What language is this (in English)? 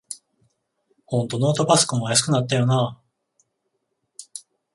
Japanese